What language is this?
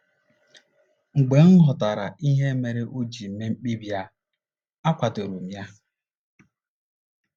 Igbo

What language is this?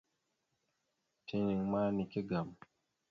Mada (Cameroon)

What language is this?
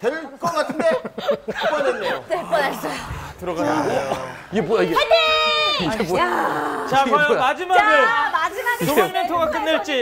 Korean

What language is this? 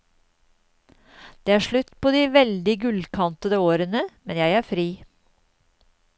Norwegian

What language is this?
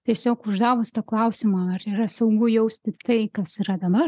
Lithuanian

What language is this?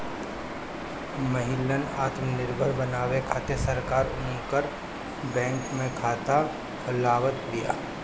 Bhojpuri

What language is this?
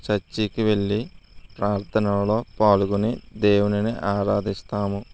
Telugu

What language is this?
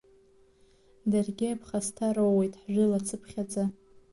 Abkhazian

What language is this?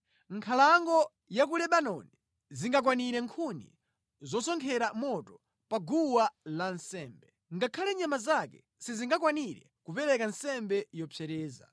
Nyanja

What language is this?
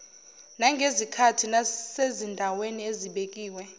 Zulu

